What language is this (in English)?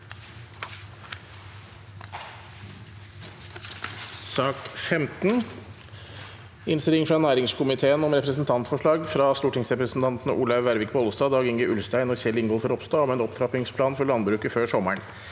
Norwegian